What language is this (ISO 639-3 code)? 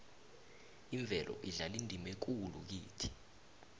nbl